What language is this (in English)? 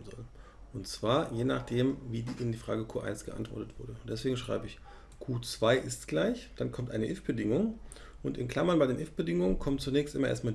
German